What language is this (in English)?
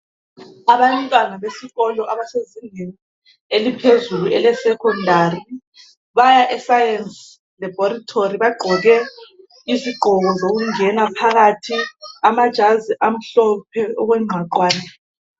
North Ndebele